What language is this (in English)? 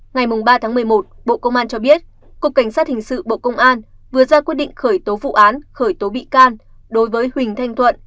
Vietnamese